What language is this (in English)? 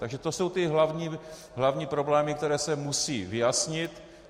Czech